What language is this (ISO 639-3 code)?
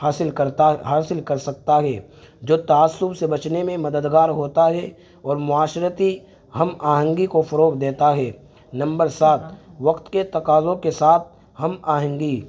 urd